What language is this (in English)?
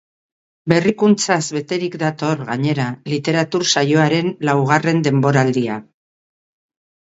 Basque